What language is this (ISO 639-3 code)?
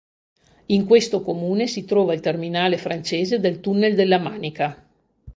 ita